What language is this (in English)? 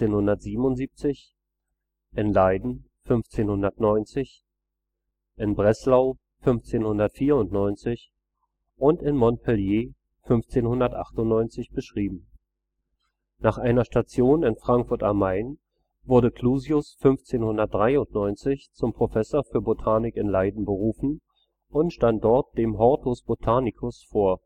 German